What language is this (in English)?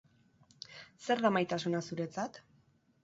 Basque